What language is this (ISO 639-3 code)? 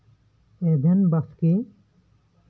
sat